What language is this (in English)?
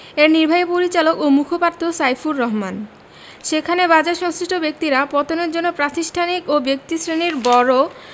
Bangla